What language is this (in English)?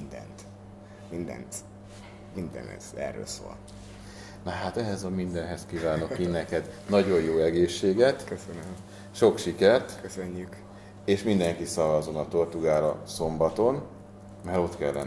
Hungarian